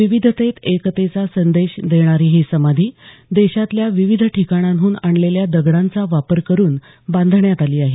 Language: Marathi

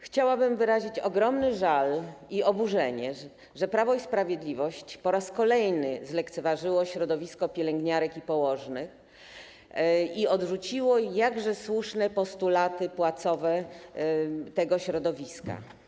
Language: Polish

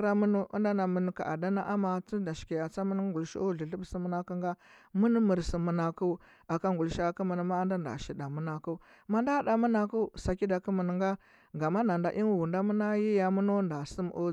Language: Huba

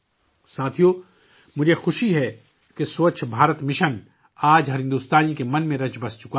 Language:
Urdu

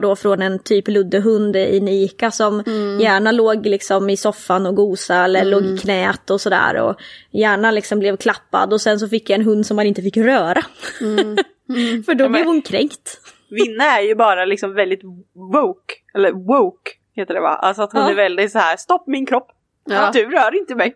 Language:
Swedish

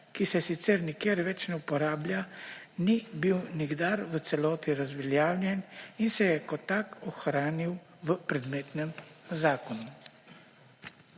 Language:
Slovenian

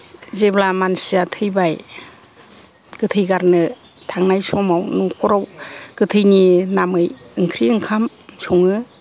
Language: Bodo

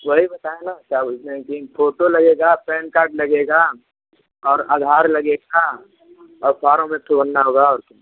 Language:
Hindi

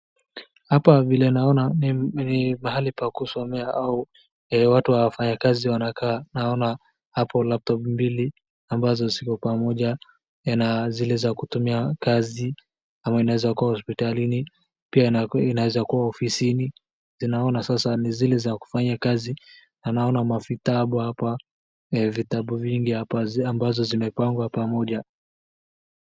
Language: Swahili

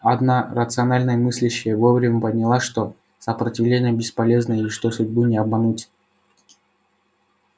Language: Russian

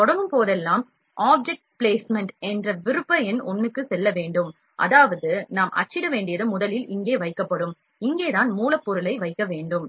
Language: Tamil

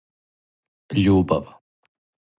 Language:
Serbian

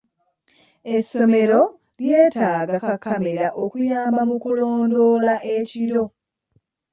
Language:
Ganda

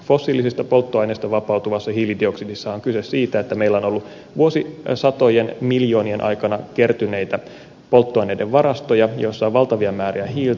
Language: Finnish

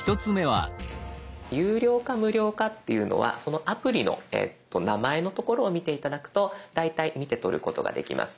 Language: Japanese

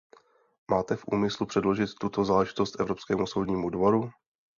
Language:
Czech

